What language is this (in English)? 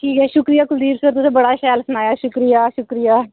Dogri